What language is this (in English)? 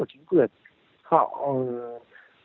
Vietnamese